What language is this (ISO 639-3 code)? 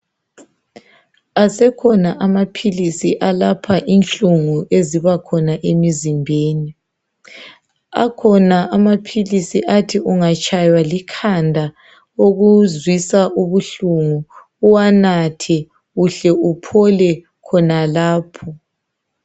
nde